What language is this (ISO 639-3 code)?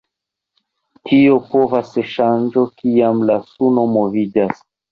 epo